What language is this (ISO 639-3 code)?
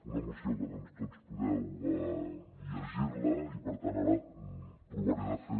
cat